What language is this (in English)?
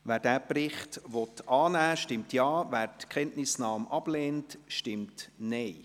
Swiss German